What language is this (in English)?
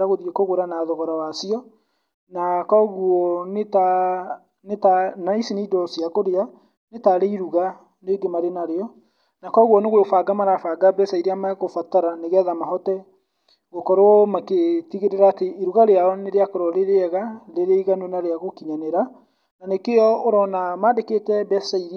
Kikuyu